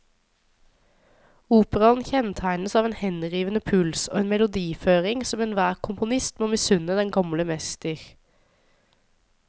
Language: Norwegian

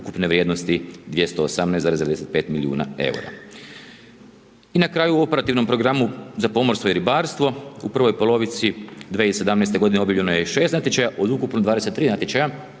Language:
Croatian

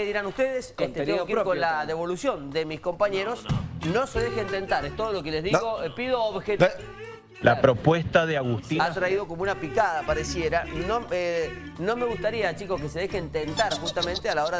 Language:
Spanish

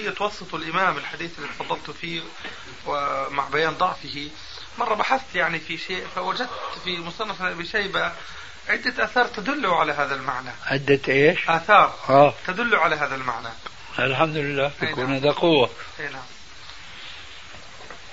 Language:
Arabic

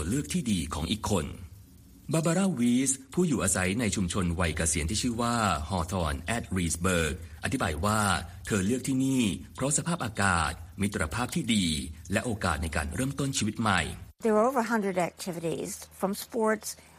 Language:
Thai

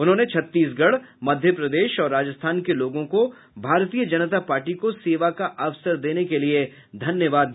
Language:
Hindi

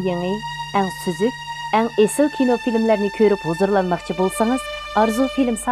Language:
Turkish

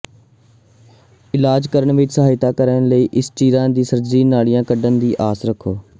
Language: Punjabi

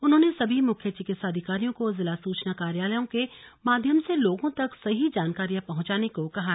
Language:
Hindi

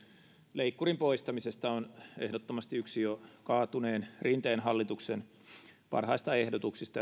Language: Finnish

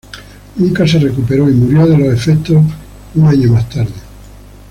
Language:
Spanish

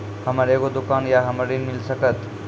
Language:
Maithili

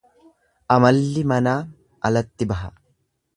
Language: Oromo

